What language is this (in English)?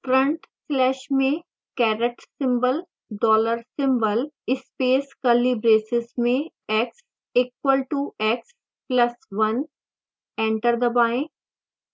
Hindi